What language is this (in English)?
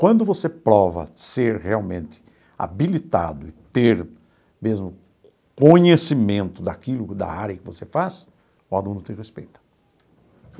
Portuguese